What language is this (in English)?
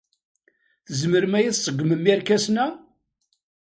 Kabyle